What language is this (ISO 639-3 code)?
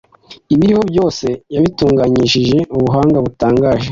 kin